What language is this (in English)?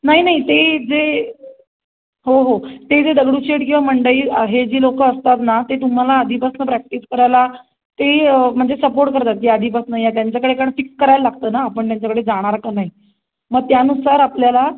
Marathi